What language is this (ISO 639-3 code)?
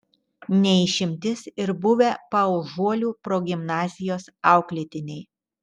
lit